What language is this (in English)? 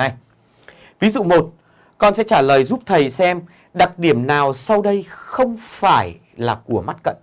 Vietnamese